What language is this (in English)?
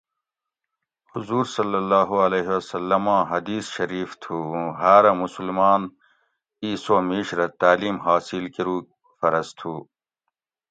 Gawri